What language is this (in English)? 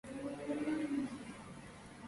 Georgian